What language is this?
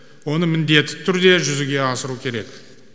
Kazakh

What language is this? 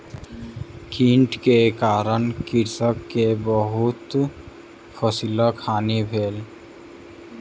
Maithili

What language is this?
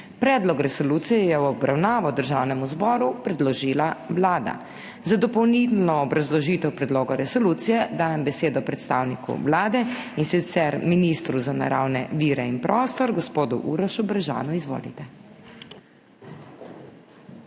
Slovenian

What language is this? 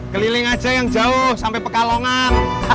Indonesian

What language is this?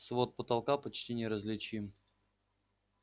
Russian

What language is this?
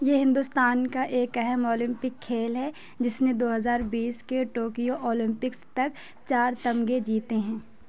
Urdu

